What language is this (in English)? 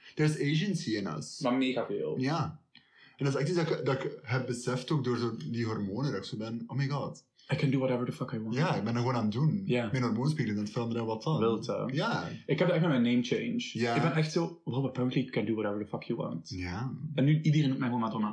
Dutch